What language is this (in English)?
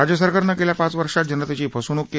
Marathi